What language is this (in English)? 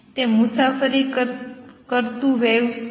Gujarati